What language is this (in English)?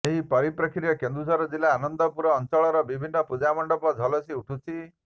Odia